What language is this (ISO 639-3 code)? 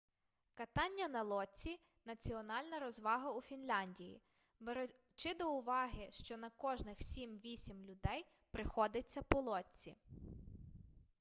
ukr